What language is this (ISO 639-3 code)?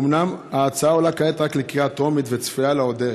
heb